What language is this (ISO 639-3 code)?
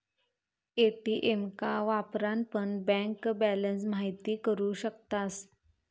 mar